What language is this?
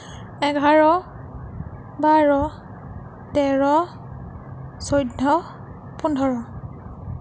Assamese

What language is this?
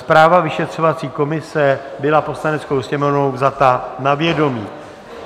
Czech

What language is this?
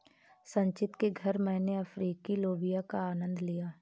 Hindi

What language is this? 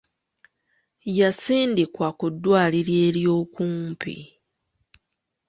Ganda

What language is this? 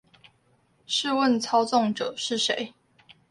Chinese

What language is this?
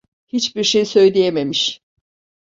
Turkish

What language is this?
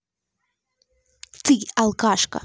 Russian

